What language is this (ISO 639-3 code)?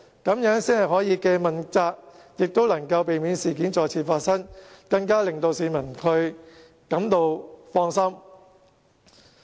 yue